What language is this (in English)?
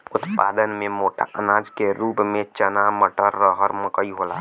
Bhojpuri